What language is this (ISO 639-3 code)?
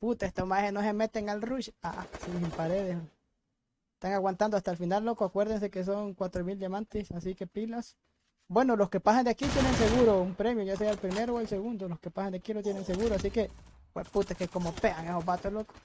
spa